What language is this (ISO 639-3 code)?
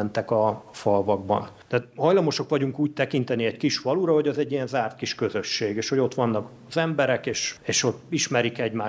hun